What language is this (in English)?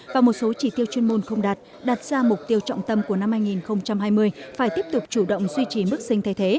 Vietnamese